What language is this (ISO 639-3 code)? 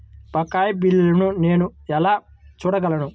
tel